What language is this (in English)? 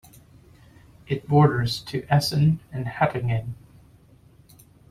English